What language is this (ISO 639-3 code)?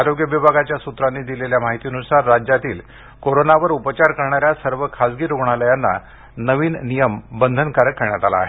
mar